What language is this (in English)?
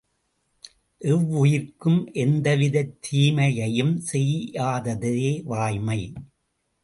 Tamil